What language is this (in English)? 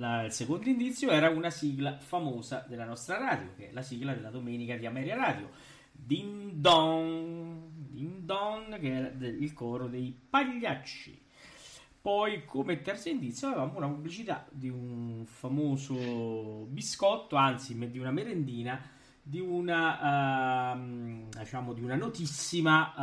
Italian